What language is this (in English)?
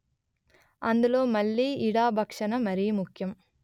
Telugu